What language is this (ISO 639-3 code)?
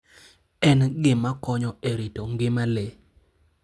luo